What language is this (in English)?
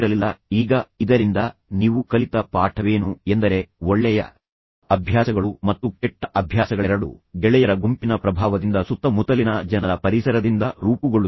Kannada